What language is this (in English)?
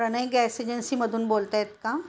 Marathi